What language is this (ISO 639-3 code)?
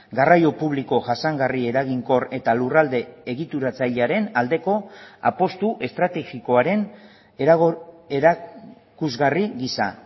eus